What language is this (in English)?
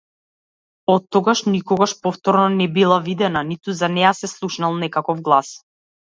Macedonian